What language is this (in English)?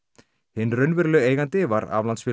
Icelandic